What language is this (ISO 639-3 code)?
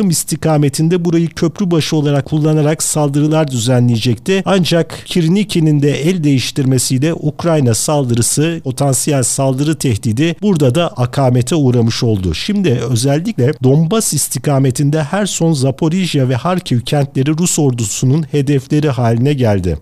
tur